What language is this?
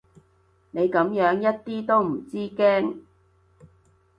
Cantonese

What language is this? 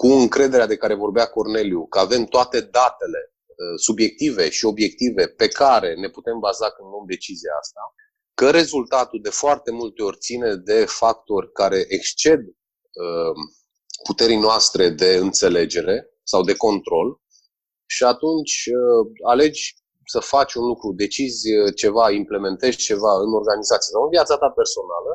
Romanian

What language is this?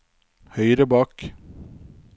Norwegian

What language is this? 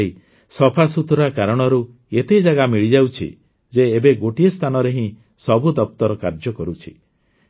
Odia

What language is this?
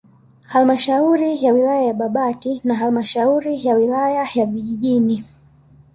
Swahili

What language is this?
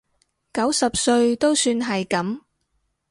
Cantonese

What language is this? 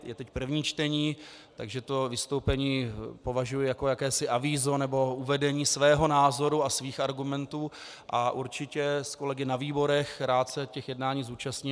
Czech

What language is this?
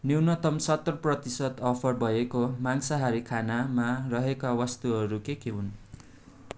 Nepali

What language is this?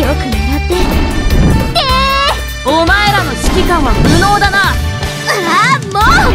Japanese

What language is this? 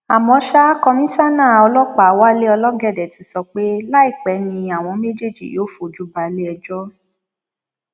Yoruba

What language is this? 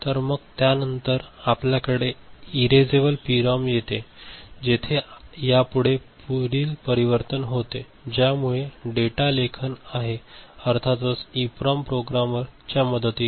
Marathi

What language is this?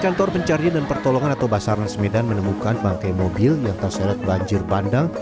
Indonesian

